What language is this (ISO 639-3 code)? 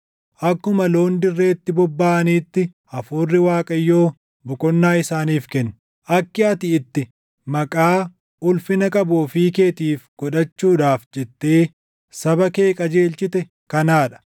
orm